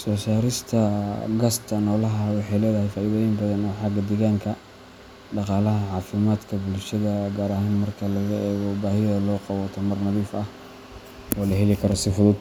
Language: Somali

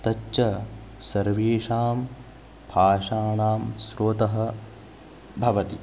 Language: Sanskrit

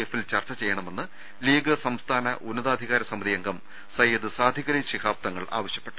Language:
Malayalam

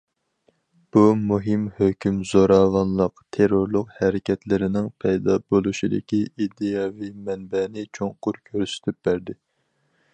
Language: Uyghur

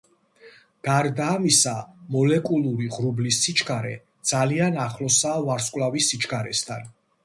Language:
Georgian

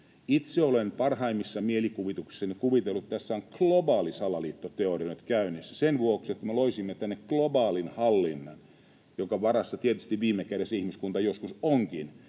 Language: Finnish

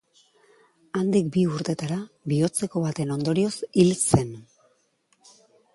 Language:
Basque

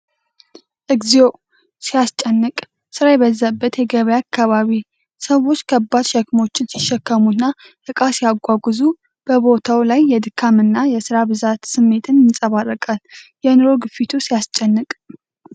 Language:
Amharic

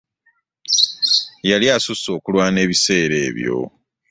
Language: Ganda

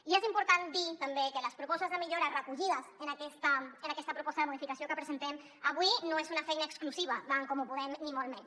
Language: Catalan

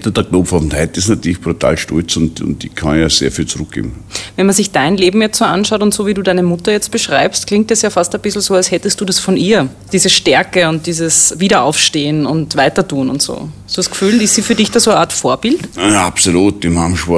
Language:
German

